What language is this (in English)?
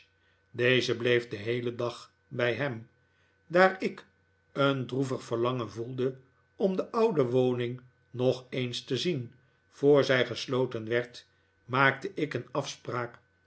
Dutch